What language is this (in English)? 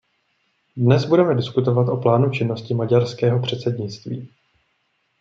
Czech